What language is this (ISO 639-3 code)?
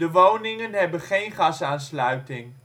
nld